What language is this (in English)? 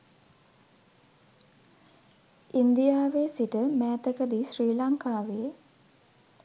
Sinhala